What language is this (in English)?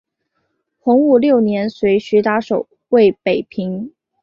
Chinese